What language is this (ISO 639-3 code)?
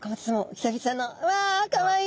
jpn